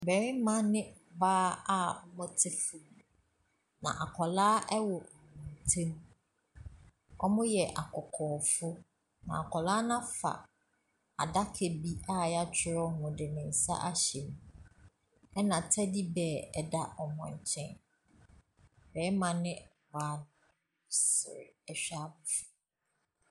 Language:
Akan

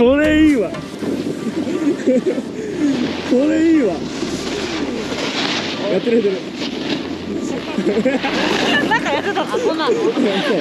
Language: Japanese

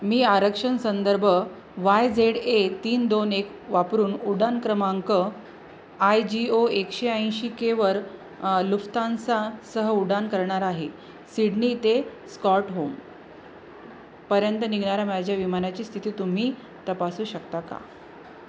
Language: Marathi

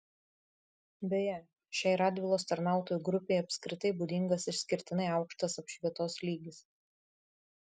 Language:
Lithuanian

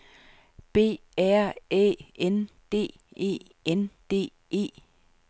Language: Danish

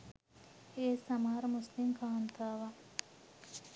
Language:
Sinhala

